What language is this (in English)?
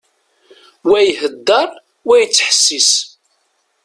Kabyle